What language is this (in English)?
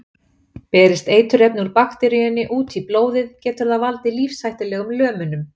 Icelandic